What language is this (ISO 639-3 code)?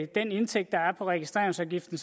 dan